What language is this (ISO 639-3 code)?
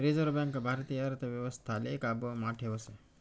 mar